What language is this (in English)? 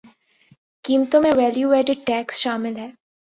Urdu